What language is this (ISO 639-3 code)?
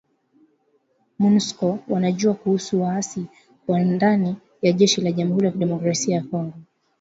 swa